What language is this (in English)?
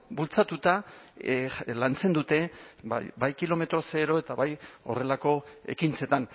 Basque